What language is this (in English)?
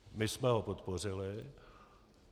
Czech